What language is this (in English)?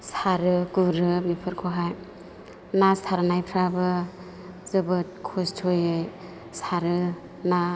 Bodo